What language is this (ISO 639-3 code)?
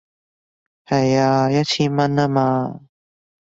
yue